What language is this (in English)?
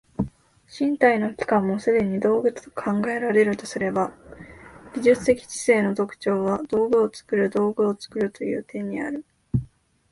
Japanese